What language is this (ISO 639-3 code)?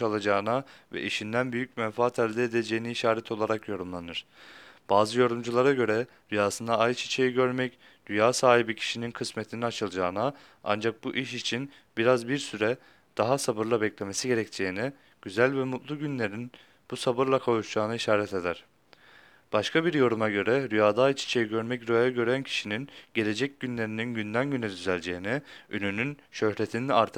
tur